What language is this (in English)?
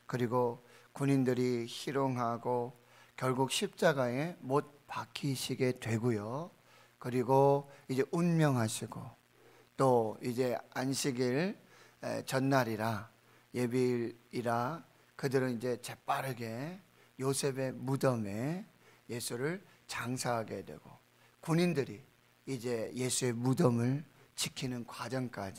Korean